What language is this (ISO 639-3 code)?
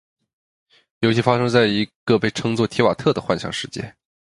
zho